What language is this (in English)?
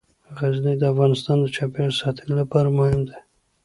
Pashto